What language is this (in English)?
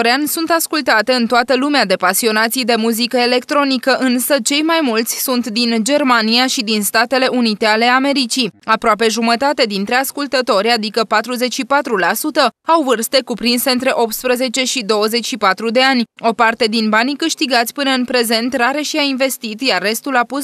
Romanian